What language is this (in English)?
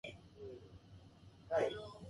Japanese